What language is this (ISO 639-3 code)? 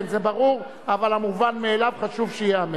heb